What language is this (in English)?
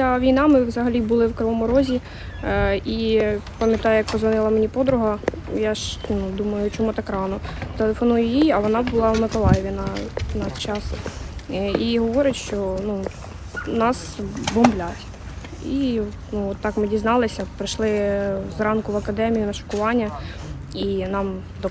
Ukrainian